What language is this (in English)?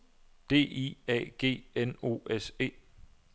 Danish